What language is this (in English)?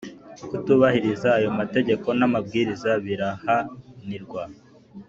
Kinyarwanda